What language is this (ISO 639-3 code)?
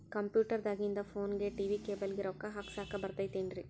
kan